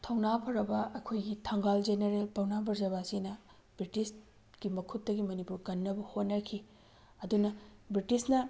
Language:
Manipuri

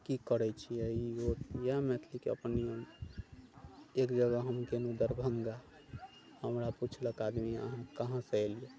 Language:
Maithili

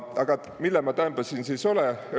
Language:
Estonian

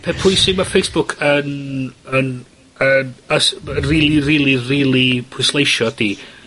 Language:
Welsh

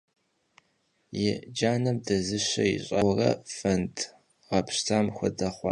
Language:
Kabardian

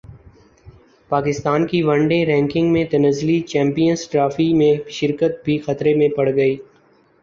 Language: Urdu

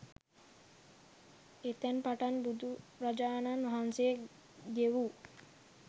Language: Sinhala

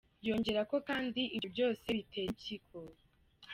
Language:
Kinyarwanda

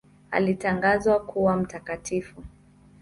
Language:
Swahili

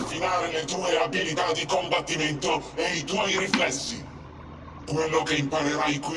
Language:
Italian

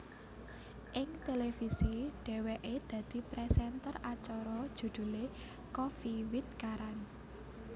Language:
Javanese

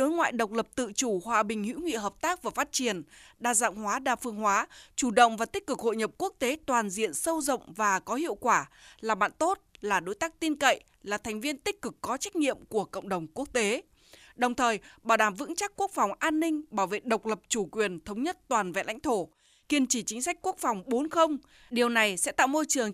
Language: Vietnamese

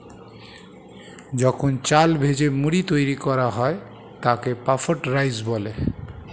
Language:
Bangla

